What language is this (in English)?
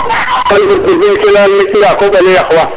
Serer